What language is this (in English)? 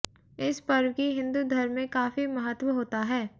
Hindi